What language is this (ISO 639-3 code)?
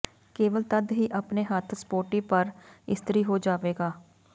pan